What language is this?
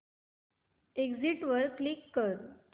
Marathi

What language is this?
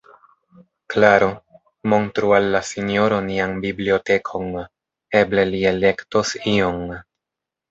Esperanto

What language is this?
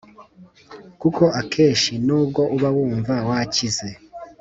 Kinyarwanda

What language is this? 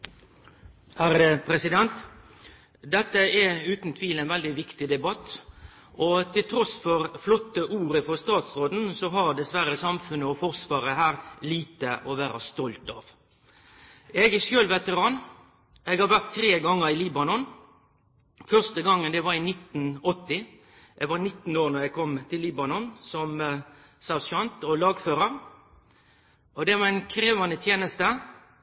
Norwegian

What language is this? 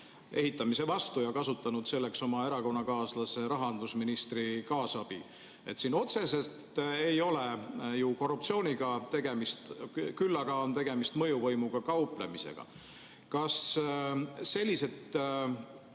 Estonian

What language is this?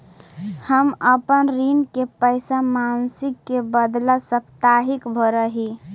Magahi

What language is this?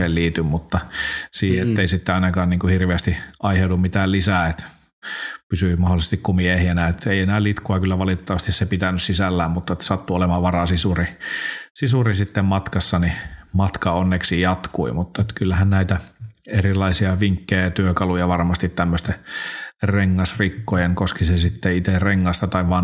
Finnish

